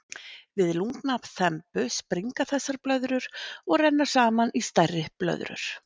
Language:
Icelandic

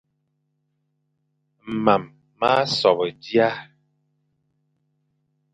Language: Fang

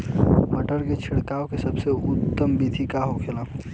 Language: Bhojpuri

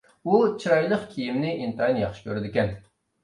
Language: Uyghur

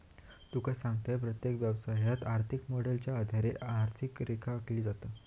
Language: Marathi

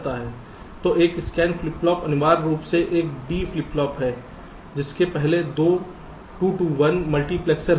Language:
Hindi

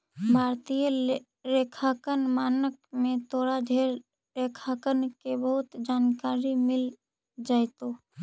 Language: Magahi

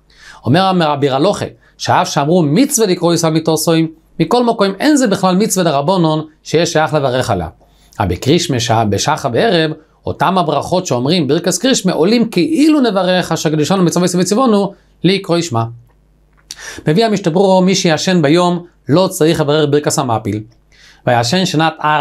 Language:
Hebrew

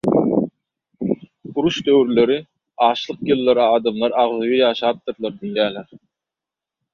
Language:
Turkmen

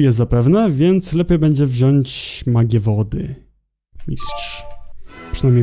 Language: Polish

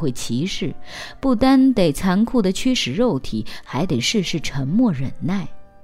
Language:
Chinese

